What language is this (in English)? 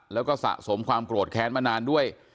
Thai